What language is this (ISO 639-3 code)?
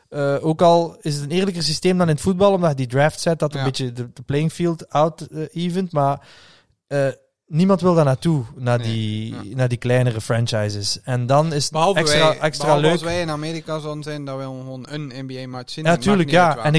nld